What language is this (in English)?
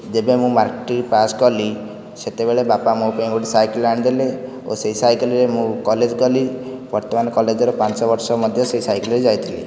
Odia